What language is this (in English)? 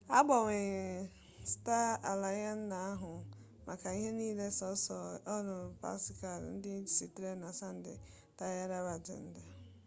Igbo